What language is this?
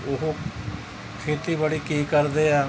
Punjabi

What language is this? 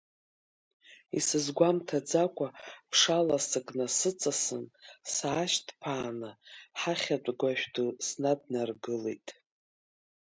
Abkhazian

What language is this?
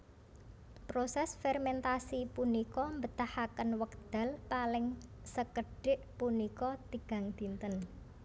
Javanese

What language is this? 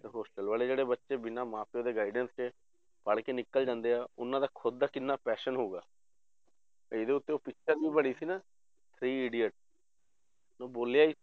Punjabi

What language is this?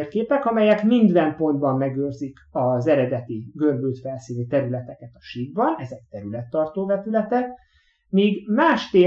Hungarian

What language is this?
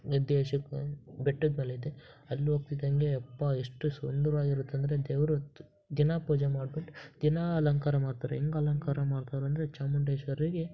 Kannada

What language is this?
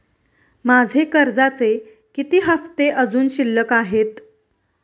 Marathi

